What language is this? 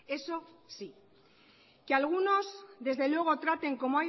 Spanish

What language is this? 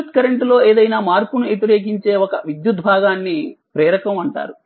Telugu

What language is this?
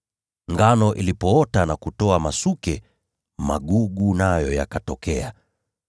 Swahili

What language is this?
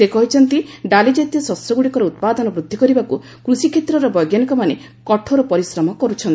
Odia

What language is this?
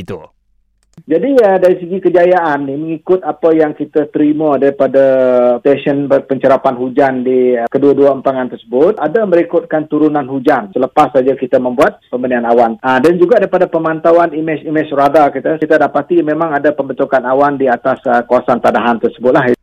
Malay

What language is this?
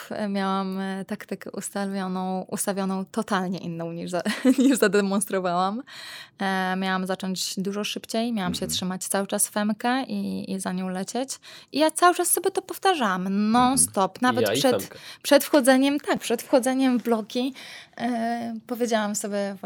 Polish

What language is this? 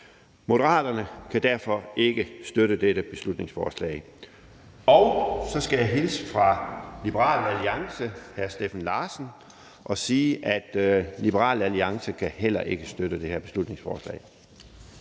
Danish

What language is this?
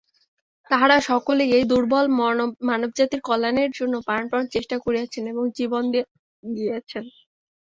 Bangla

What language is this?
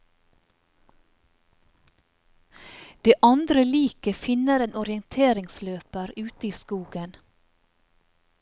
Norwegian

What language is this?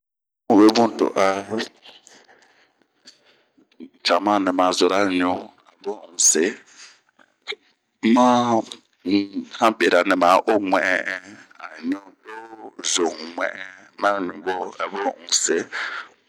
Bomu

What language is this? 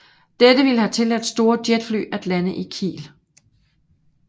Danish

